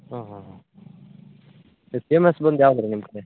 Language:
Kannada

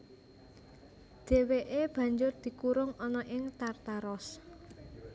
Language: Javanese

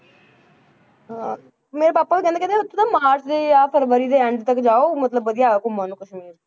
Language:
Punjabi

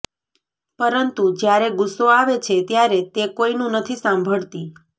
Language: Gujarati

